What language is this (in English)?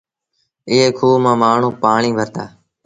Sindhi Bhil